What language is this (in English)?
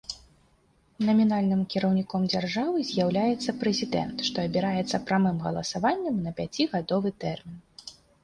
Belarusian